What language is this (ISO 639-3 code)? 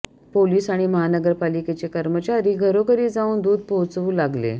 mar